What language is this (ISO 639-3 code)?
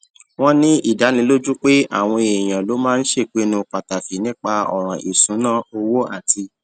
yor